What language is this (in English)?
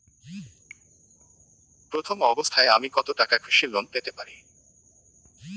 Bangla